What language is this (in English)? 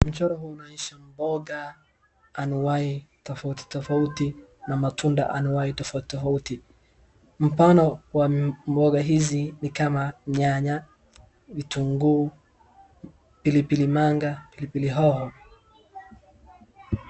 Swahili